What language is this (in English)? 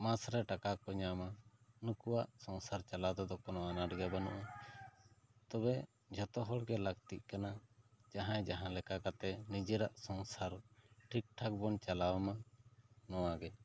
Santali